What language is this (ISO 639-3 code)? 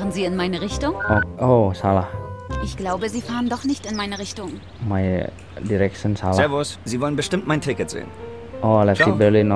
ind